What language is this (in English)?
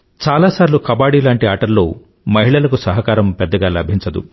Telugu